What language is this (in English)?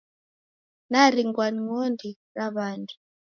Taita